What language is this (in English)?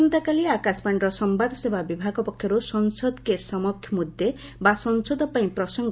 Odia